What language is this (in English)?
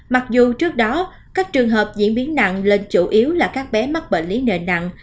Vietnamese